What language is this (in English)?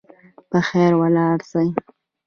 Pashto